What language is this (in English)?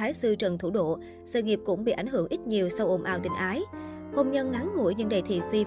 Vietnamese